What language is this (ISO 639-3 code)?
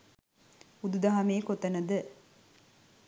sin